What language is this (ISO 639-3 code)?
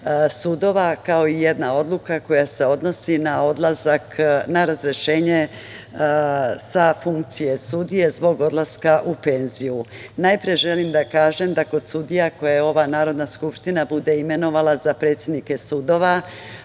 srp